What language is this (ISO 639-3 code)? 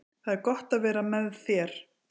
isl